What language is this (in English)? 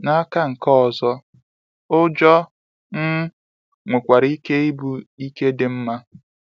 Igbo